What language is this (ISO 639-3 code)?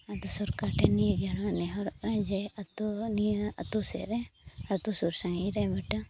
sat